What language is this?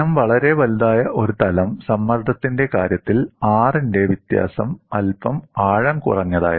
Malayalam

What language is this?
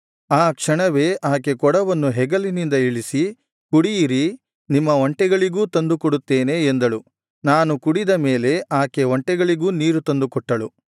Kannada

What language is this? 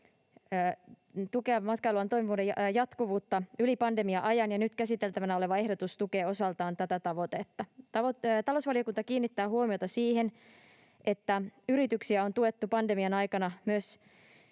Finnish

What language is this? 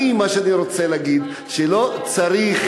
Hebrew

